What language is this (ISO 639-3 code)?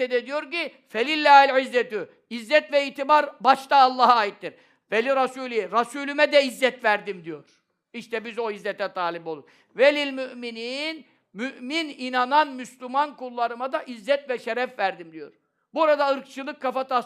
tur